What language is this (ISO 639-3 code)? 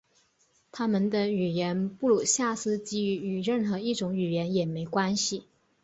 zho